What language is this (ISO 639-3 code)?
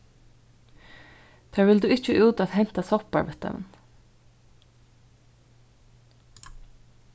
fao